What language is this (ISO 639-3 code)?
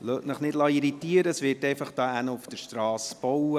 gsw